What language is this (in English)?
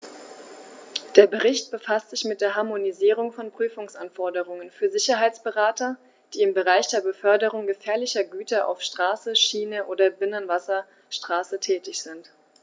German